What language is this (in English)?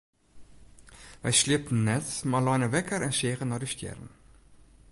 Western Frisian